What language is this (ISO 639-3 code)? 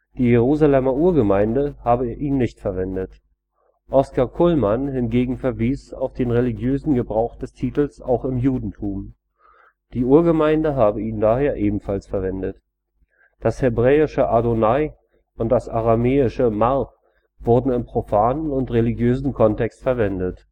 deu